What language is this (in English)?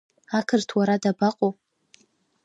Abkhazian